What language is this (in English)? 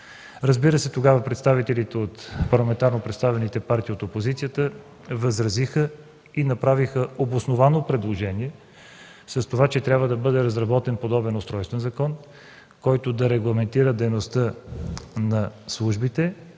Bulgarian